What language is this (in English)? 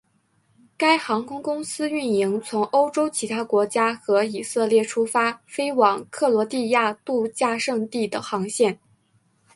Chinese